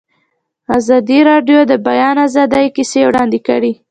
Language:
Pashto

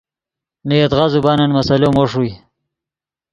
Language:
Yidgha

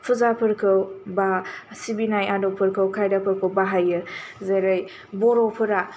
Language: Bodo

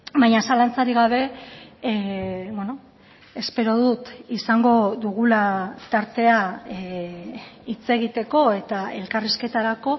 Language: Basque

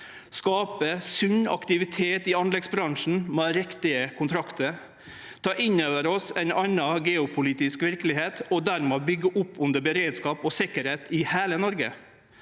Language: Norwegian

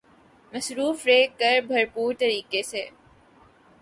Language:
Urdu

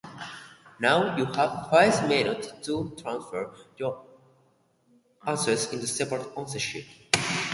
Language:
Basque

